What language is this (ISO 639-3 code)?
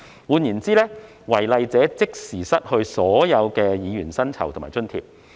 yue